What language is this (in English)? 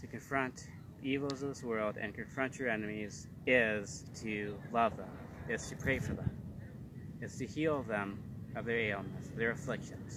English